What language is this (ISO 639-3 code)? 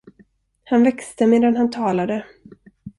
swe